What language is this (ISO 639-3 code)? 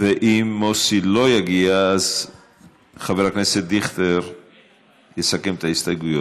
heb